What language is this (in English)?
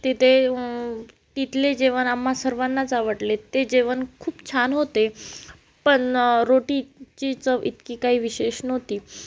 Marathi